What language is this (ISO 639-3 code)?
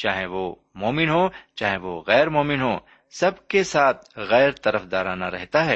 urd